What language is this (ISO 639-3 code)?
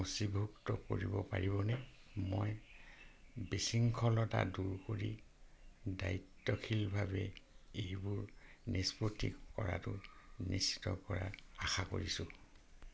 asm